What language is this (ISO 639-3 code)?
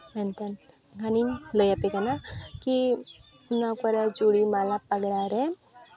sat